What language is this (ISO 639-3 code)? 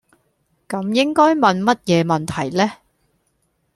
yue